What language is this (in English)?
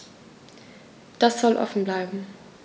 German